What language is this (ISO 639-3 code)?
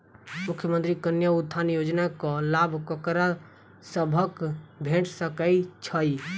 mai